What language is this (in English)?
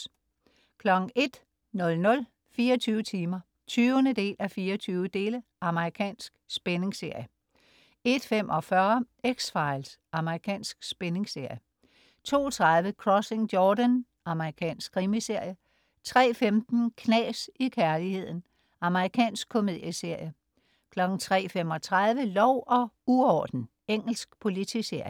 Danish